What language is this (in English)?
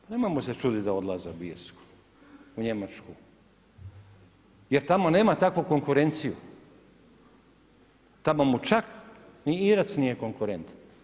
Croatian